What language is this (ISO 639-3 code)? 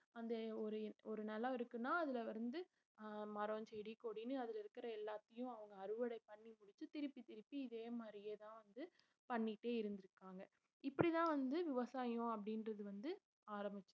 tam